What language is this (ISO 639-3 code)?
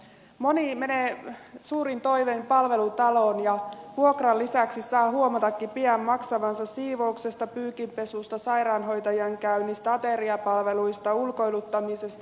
fin